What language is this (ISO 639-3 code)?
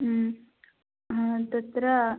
san